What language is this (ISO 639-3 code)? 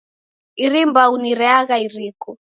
dav